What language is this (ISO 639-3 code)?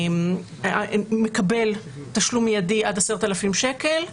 heb